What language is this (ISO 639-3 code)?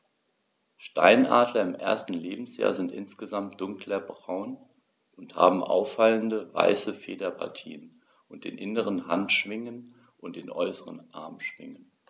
deu